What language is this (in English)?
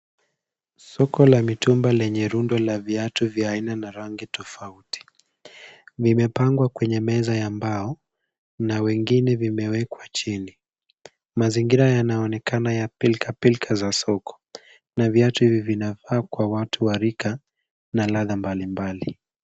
Swahili